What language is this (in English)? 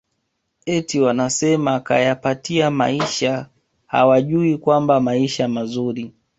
Swahili